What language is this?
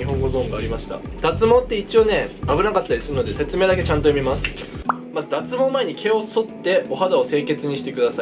Japanese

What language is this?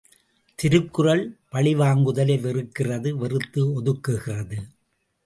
Tamil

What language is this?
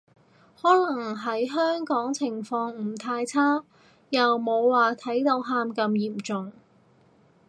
Cantonese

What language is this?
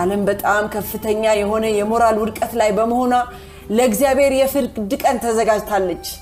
Amharic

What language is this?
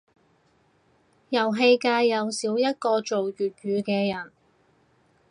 Cantonese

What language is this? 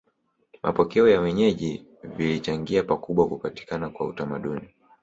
Swahili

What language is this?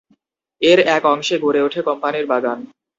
Bangla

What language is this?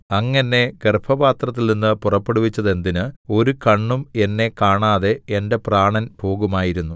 Malayalam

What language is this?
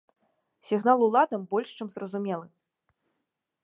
Belarusian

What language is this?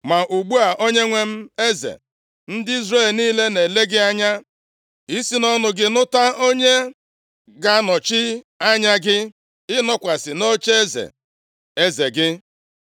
Igbo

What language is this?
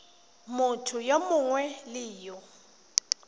Tswana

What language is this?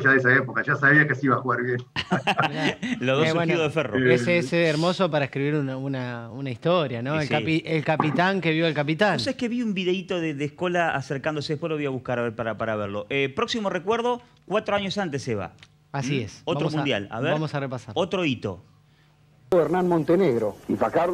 Spanish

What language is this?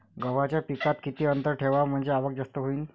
Marathi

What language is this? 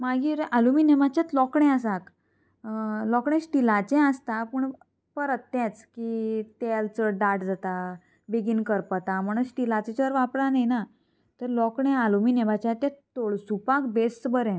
Konkani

